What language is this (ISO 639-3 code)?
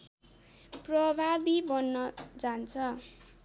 nep